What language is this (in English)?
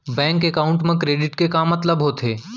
Chhattisgarhi